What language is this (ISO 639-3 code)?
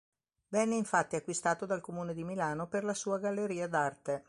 ita